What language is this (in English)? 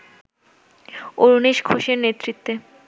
Bangla